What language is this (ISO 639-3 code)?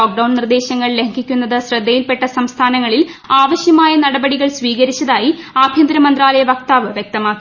mal